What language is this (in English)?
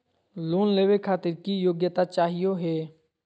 Magahi